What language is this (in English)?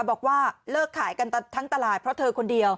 Thai